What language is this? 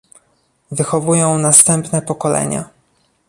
Polish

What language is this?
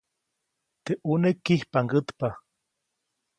Copainalá Zoque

